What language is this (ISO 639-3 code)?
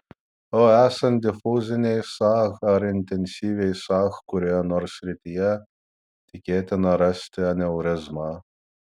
lit